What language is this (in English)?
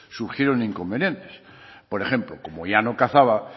Spanish